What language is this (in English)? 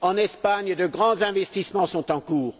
French